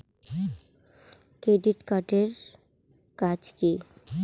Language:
Bangla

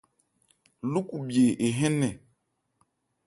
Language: Ebrié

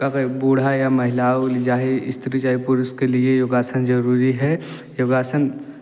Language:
Hindi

